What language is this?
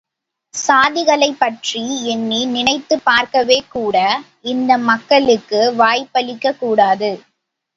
Tamil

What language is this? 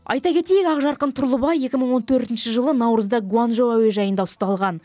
Kazakh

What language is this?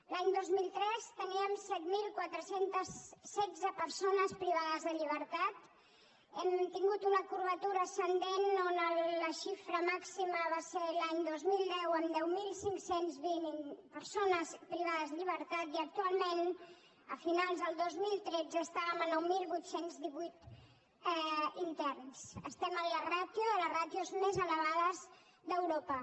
Catalan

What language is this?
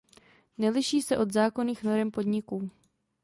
Czech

